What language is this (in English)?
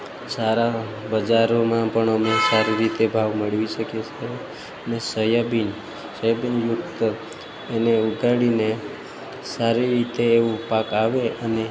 Gujarati